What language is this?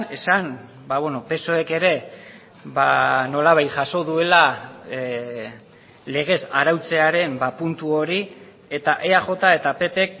Basque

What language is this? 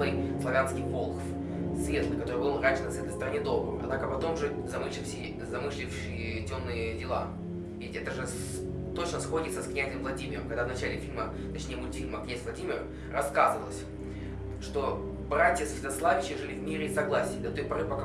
Russian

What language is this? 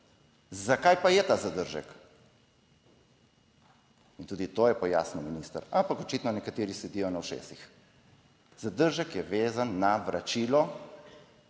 Slovenian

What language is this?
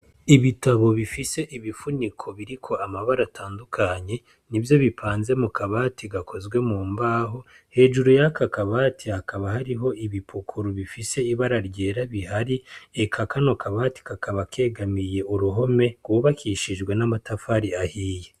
Rundi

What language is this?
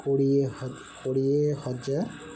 Odia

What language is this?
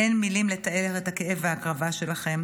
Hebrew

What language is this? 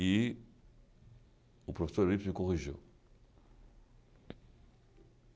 Portuguese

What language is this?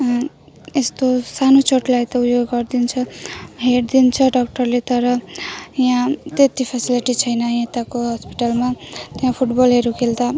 Nepali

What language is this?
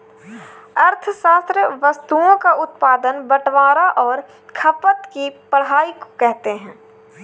Hindi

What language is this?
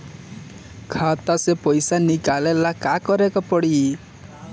Bhojpuri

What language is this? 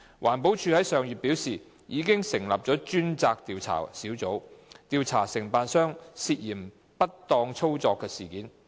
Cantonese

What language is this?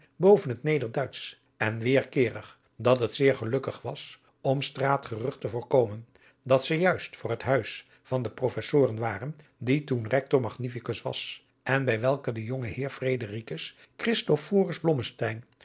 Dutch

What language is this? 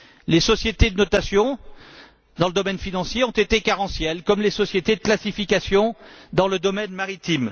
French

